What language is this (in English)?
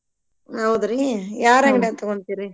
Kannada